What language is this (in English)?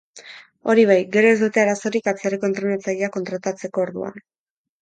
Basque